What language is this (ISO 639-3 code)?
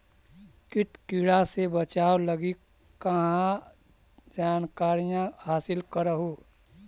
mag